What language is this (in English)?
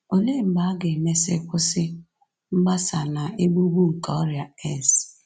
Igbo